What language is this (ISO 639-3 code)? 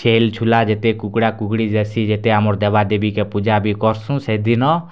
ori